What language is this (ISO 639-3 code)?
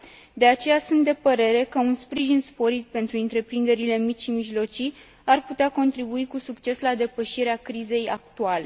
ron